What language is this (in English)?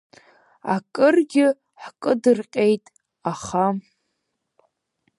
Abkhazian